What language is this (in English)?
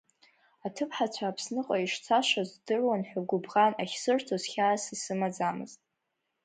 Abkhazian